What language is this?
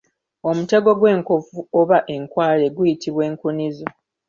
Ganda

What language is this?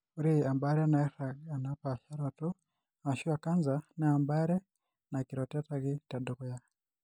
Masai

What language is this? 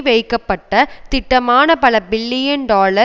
Tamil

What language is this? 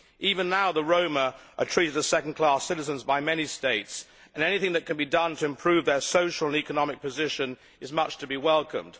English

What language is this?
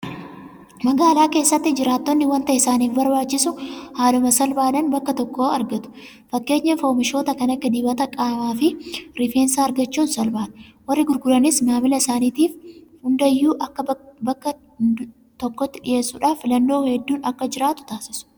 Oromo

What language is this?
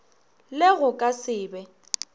Northern Sotho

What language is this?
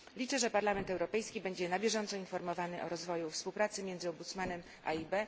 Polish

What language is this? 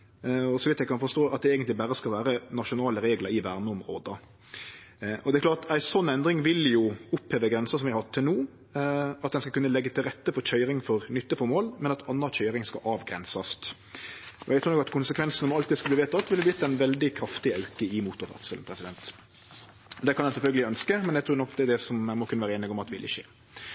Norwegian Nynorsk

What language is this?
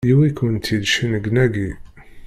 Kabyle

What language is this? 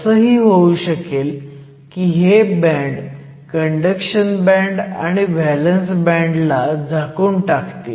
Marathi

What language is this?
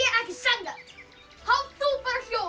Icelandic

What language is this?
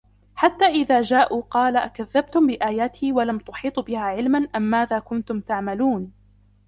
Arabic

